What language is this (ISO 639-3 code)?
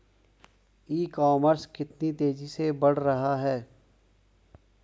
hin